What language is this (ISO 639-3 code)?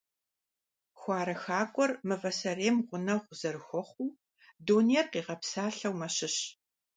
kbd